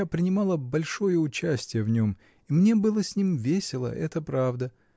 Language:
Russian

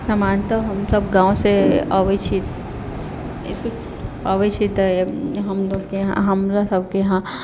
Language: Maithili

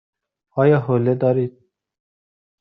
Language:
Persian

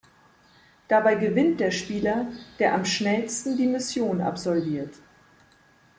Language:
German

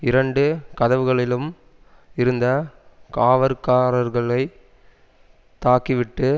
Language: Tamil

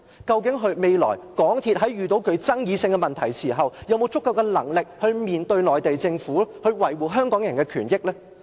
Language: Cantonese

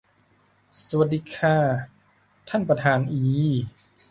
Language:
Thai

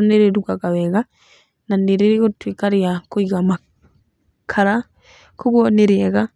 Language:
Kikuyu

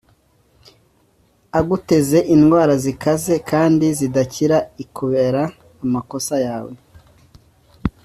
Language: Kinyarwanda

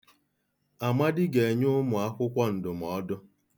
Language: Igbo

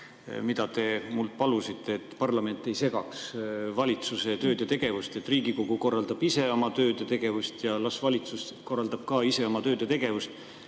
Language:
Estonian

